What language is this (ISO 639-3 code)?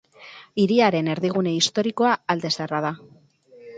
eus